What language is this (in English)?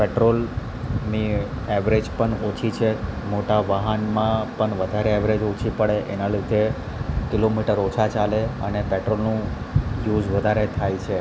Gujarati